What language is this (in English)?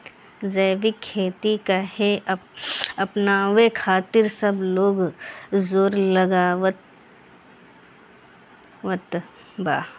Bhojpuri